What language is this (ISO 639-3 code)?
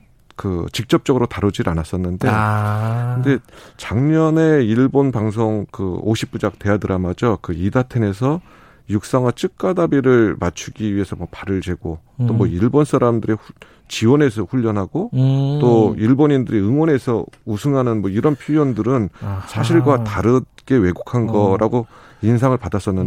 kor